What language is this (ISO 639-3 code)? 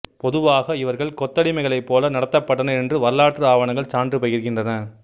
tam